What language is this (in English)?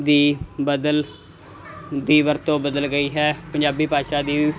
Punjabi